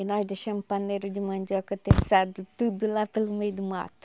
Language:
Portuguese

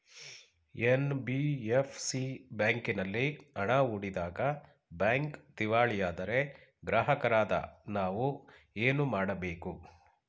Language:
Kannada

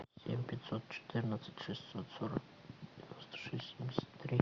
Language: Russian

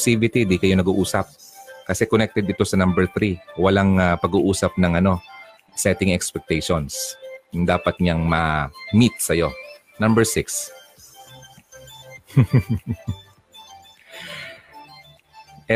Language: Filipino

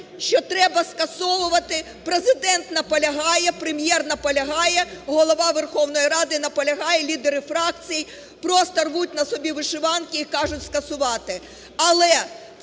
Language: Ukrainian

